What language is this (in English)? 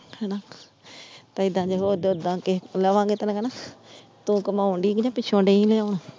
Punjabi